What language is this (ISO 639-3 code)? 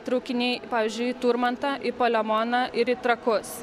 lit